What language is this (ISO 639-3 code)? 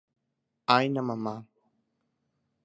grn